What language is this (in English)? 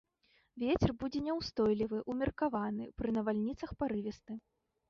Belarusian